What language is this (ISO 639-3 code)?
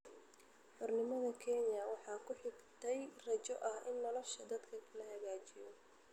som